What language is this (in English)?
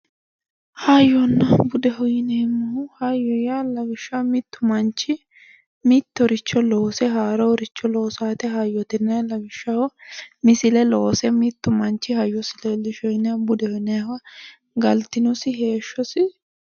Sidamo